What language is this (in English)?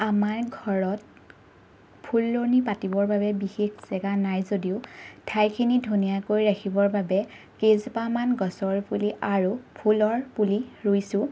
Assamese